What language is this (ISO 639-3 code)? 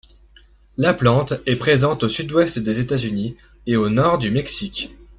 fra